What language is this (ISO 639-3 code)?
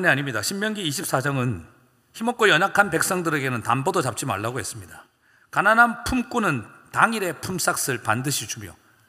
kor